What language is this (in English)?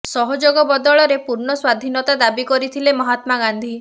Odia